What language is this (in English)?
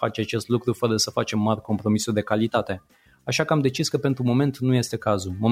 Romanian